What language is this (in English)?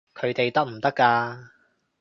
Cantonese